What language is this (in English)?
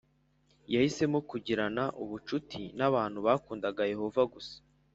Kinyarwanda